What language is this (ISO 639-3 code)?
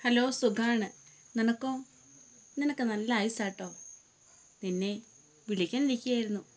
mal